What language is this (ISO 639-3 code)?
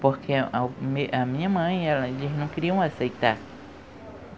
por